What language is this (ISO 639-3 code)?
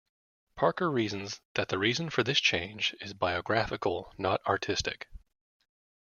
eng